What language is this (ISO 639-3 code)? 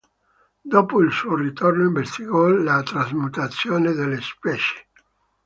ita